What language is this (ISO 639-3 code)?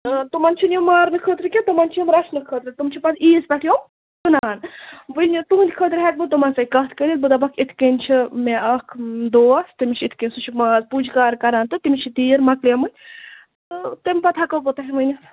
kas